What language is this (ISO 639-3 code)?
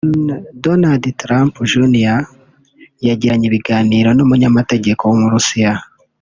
kin